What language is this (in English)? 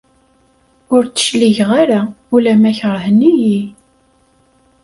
Kabyle